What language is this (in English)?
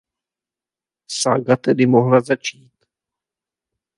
Czech